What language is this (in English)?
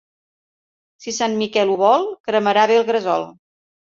Catalan